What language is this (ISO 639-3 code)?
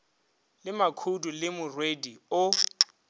nso